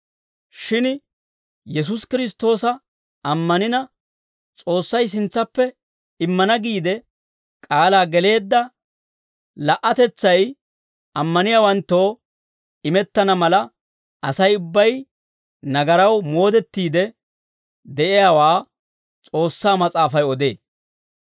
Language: Dawro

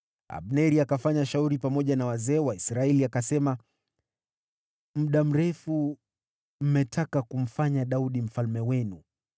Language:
Swahili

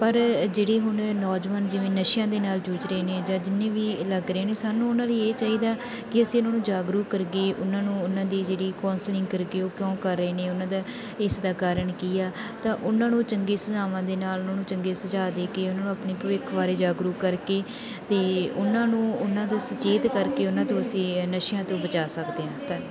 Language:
Punjabi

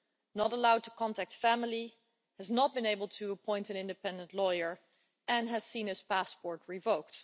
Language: English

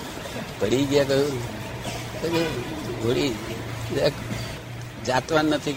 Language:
Gujarati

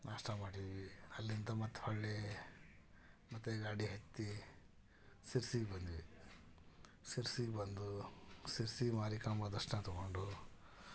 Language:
Kannada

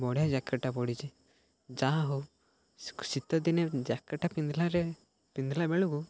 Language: Odia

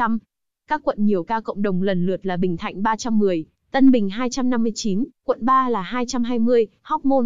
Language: Vietnamese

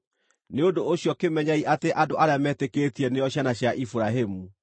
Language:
Kikuyu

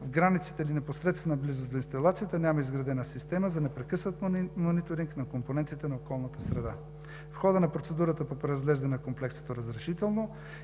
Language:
Bulgarian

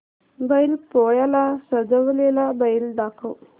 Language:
Marathi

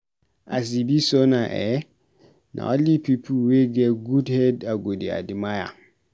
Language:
Nigerian Pidgin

